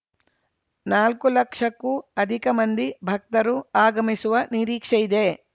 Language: Kannada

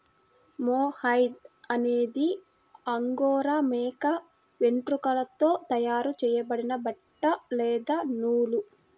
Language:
Telugu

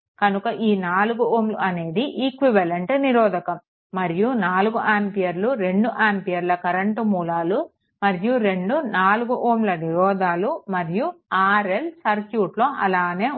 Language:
Telugu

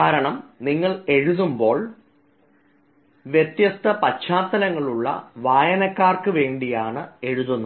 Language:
Malayalam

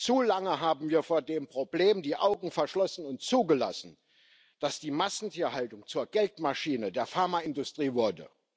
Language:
German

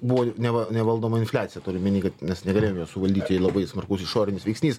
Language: Lithuanian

